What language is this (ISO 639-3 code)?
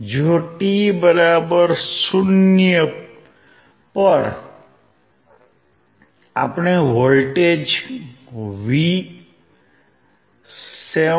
guj